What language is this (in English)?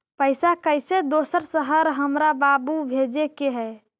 Magahi